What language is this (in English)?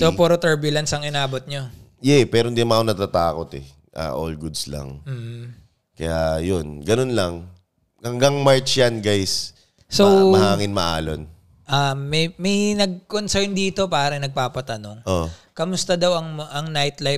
Filipino